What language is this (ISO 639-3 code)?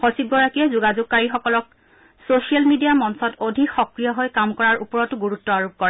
asm